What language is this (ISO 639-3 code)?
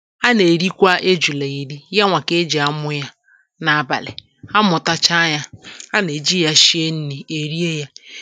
ibo